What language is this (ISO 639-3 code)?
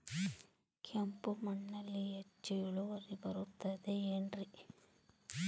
kan